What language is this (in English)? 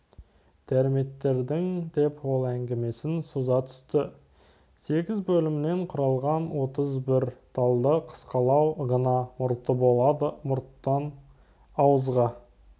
Kazakh